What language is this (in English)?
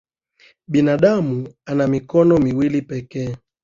Swahili